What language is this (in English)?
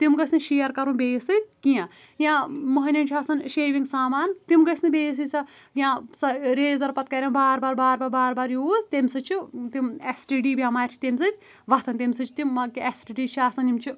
Kashmiri